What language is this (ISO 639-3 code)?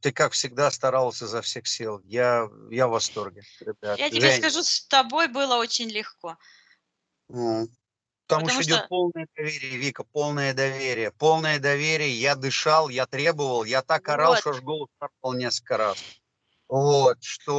rus